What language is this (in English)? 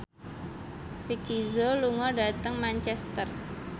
Javanese